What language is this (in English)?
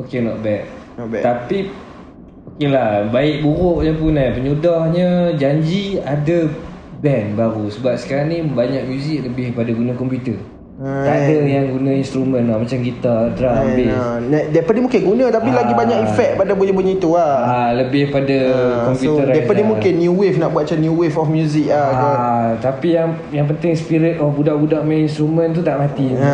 Malay